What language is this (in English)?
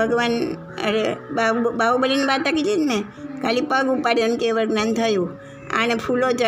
Gujarati